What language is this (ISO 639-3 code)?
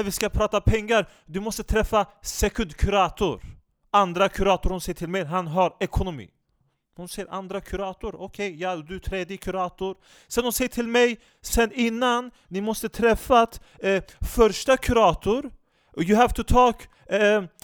swe